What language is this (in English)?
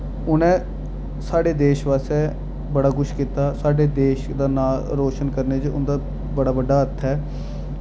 Dogri